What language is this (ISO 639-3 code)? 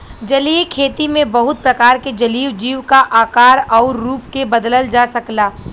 bho